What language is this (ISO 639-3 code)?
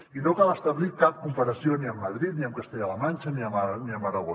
cat